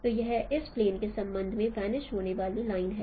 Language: Hindi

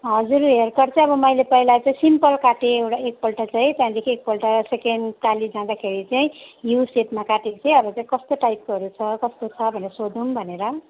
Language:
Nepali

